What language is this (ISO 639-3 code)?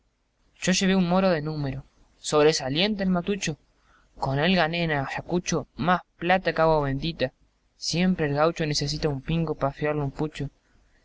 spa